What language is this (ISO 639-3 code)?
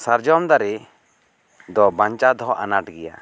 sat